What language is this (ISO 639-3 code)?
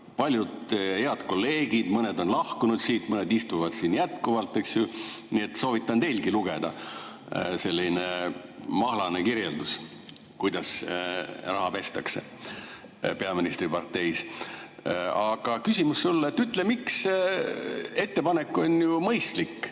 est